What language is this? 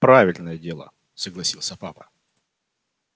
Russian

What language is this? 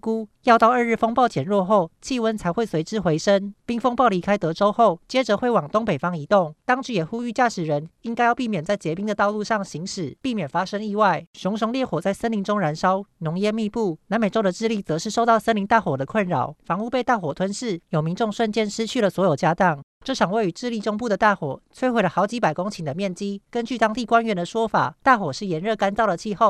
Chinese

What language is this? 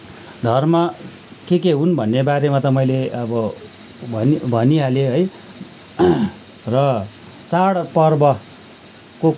Nepali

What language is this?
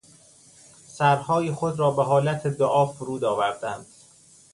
Persian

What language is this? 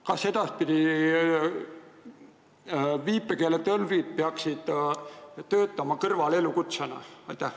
Estonian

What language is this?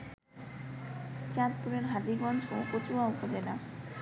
Bangla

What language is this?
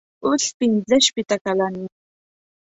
Pashto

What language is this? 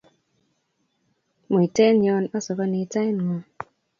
Kalenjin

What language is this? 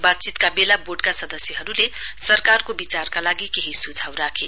Nepali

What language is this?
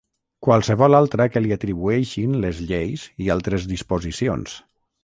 Catalan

